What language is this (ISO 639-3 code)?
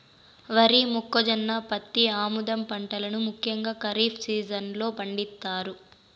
tel